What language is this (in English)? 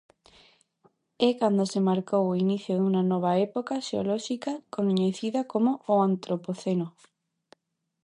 Galician